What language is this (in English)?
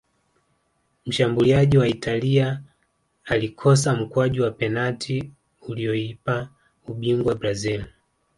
Swahili